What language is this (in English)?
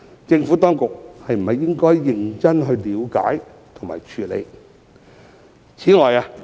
Cantonese